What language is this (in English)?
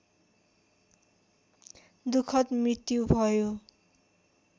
Nepali